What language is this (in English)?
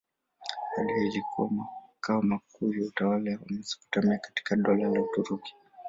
Swahili